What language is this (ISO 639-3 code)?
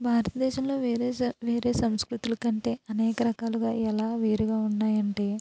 tel